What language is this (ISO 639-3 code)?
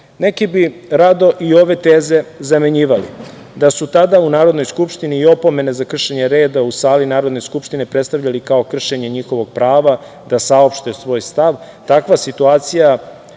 srp